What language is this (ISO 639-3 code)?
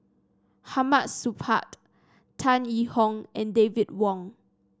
eng